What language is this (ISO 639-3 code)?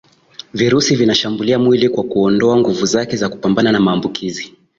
swa